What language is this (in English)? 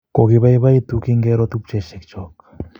Kalenjin